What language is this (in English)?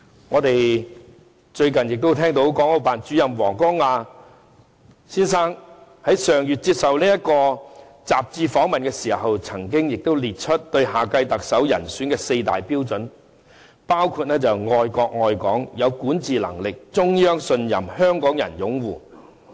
Cantonese